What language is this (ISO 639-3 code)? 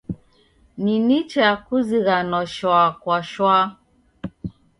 dav